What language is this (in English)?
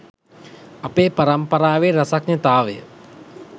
Sinhala